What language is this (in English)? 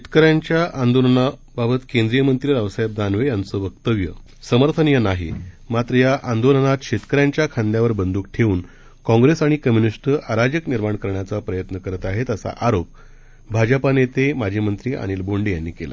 Marathi